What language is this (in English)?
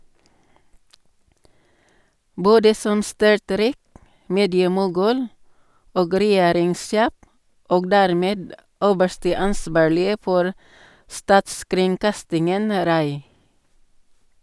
Norwegian